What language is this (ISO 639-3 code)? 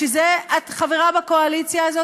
heb